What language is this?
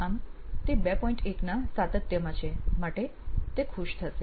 Gujarati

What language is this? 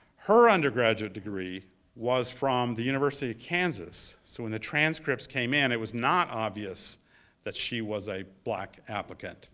English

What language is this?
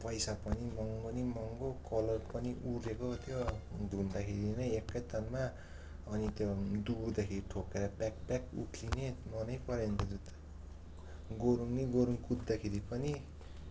Nepali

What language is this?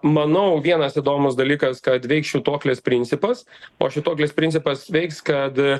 Lithuanian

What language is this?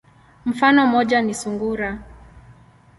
Swahili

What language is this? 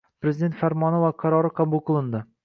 Uzbek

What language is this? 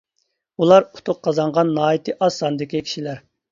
Uyghur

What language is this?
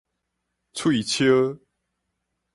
Min Nan Chinese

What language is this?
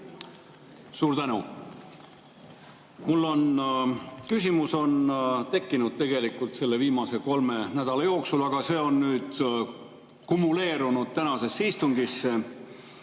Estonian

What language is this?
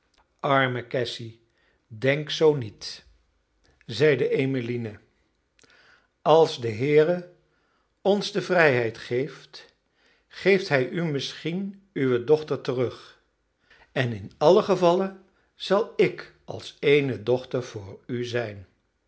Dutch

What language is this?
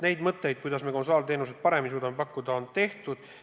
Estonian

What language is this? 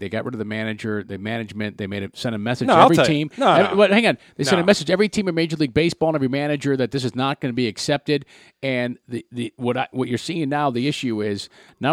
English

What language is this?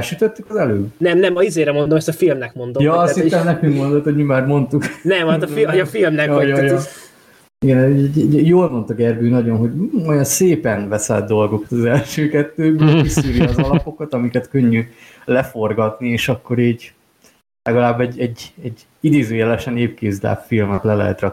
Hungarian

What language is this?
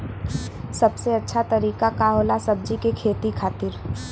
Bhojpuri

